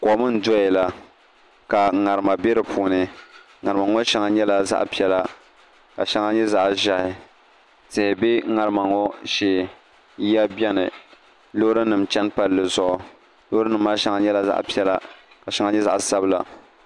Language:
Dagbani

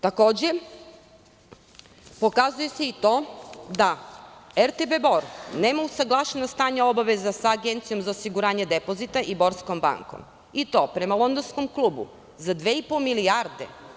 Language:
Serbian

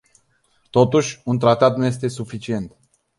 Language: Romanian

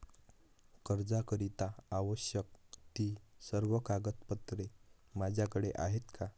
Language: Marathi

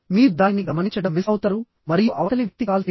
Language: Telugu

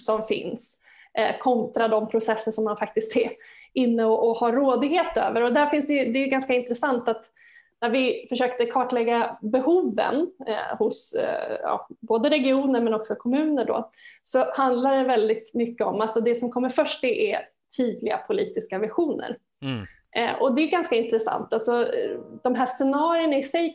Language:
Swedish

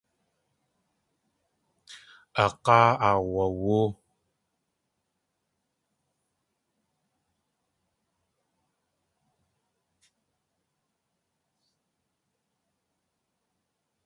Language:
Tlingit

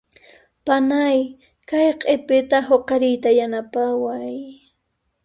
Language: Puno Quechua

